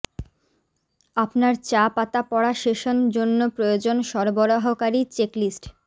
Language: Bangla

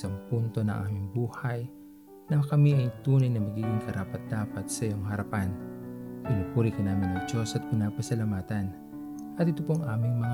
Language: Filipino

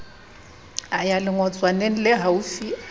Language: Southern Sotho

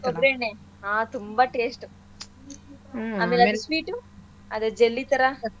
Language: Kannada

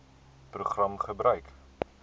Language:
Afrikaans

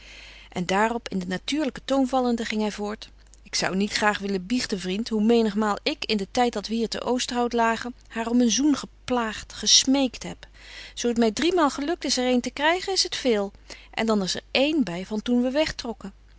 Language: Dutch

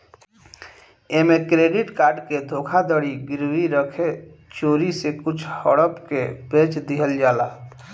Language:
Bhojpuri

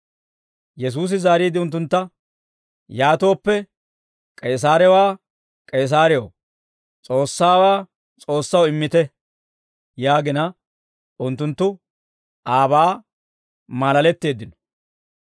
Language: Dawro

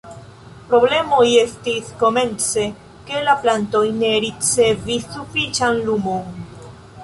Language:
Esperanto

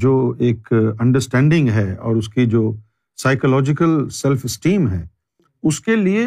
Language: Urdu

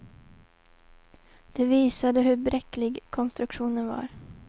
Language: Swedish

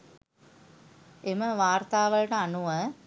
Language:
Sinhala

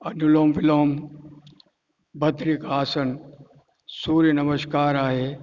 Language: Sindhi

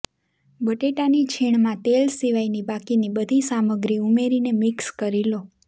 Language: Gujarati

